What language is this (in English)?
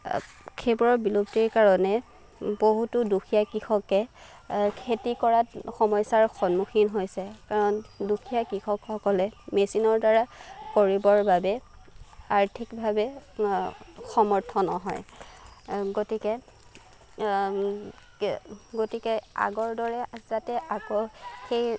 Assamese